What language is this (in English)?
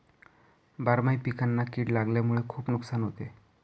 Marathi